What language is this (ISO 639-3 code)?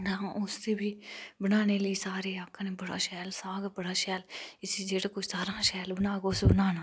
doi